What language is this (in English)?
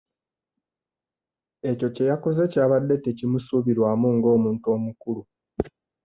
Ganda